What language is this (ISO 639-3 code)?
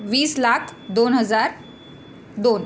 mar